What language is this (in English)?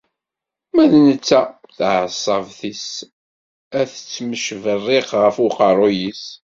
Kabyle